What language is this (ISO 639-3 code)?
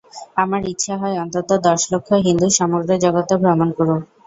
ben